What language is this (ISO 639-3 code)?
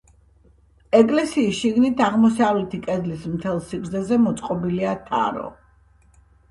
kat